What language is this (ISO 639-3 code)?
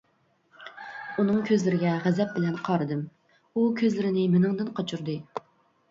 uig